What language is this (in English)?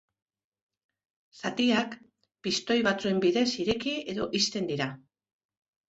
Basque